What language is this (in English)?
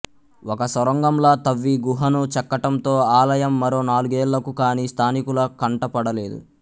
Telugu